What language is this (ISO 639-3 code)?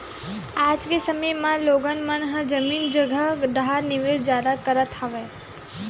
hne